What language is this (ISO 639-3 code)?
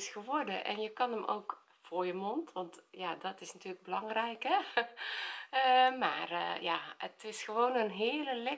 nld